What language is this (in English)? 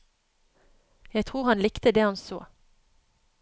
Norwegian